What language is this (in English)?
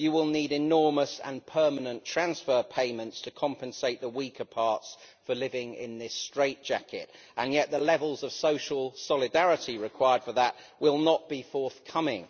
English